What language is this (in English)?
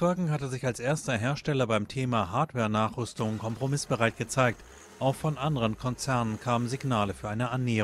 German